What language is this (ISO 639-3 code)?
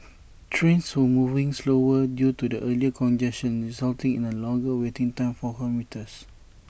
eng